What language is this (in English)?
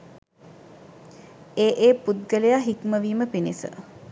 Sinhala